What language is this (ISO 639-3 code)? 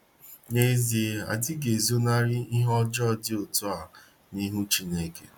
ibo